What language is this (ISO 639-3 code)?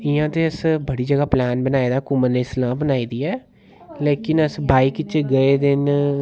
doi